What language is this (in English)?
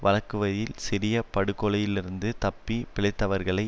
Tamil